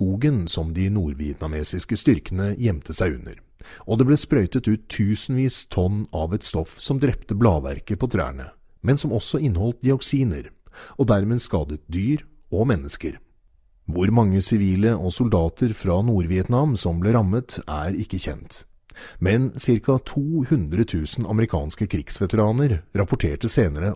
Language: Norwegian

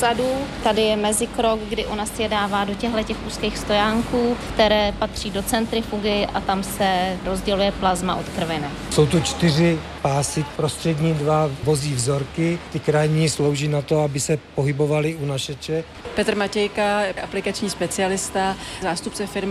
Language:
Czech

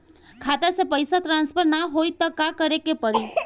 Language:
Bhojpuri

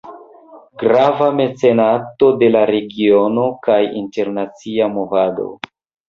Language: Esperanto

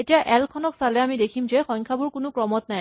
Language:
Assamese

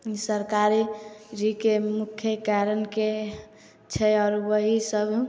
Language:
Maithili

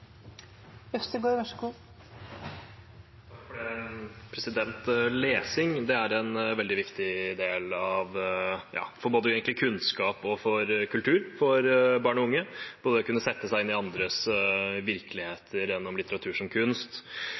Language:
Norwegian Bokmål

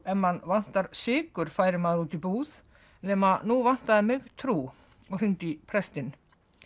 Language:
Icelandic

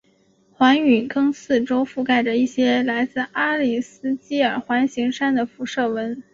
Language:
Chinese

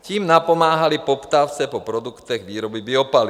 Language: Czech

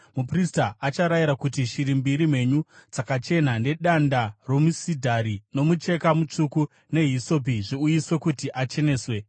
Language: Shona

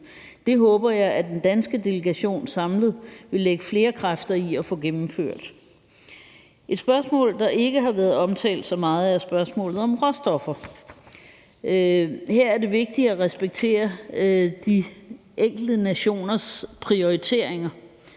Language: Danish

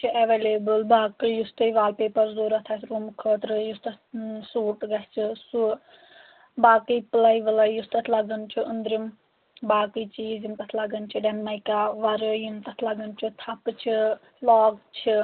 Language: Kashmiri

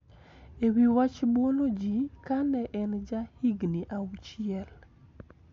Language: Luo (Kenya and Tanzania)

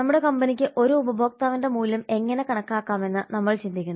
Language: Malayalam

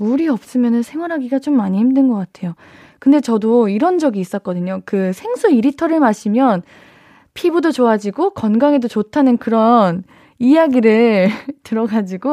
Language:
Korean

